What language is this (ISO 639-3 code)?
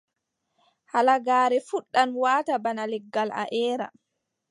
fub